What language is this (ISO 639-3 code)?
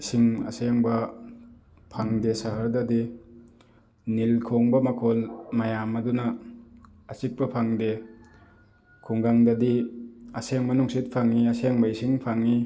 mni